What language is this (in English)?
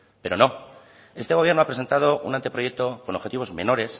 Spanish